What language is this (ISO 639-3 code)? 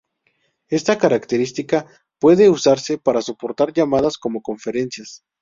spa